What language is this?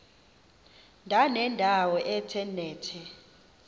Xhosa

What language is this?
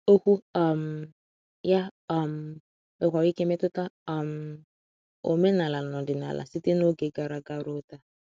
Igbo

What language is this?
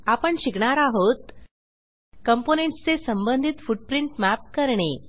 Marathi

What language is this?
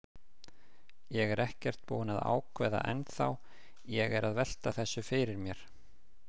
Icelandic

